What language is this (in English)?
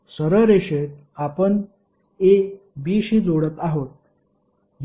Marathi